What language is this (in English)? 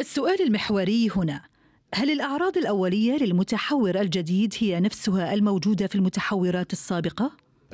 Arabic